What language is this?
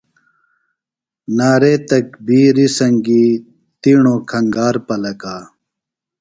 Phalura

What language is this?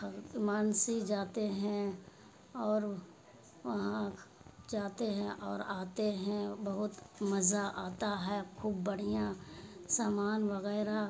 Urdu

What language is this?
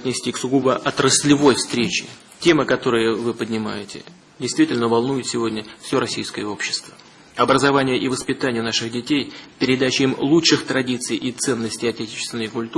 Russian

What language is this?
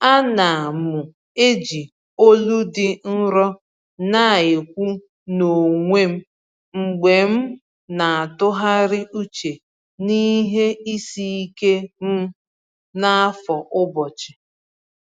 Igbo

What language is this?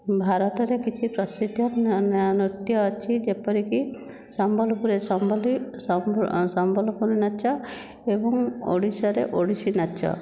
Odia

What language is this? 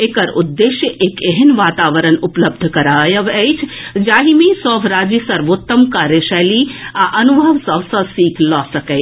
Maithili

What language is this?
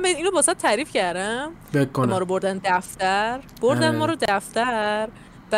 Persian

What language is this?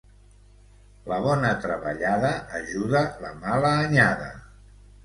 Catalan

